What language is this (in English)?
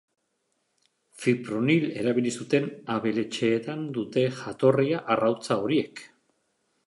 Basque